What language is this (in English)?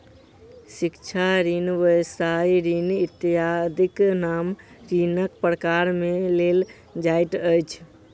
Maithili